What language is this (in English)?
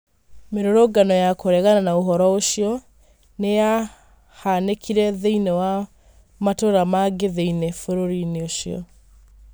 Kikuyu